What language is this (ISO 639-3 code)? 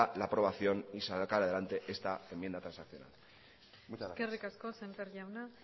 spa